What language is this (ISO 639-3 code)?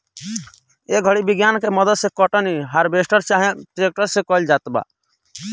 bho